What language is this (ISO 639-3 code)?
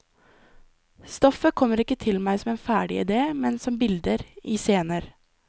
nor